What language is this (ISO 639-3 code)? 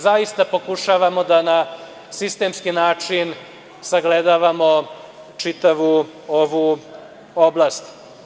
srp